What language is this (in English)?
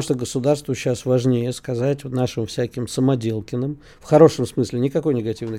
Russian